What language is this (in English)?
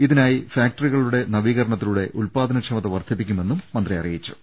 Malayalam